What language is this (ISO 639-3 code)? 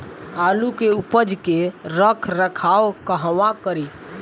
bho